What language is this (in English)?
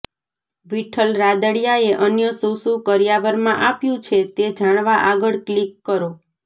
Gujarati